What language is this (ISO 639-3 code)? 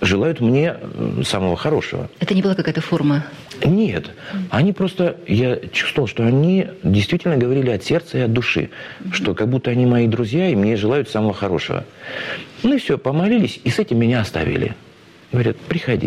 rus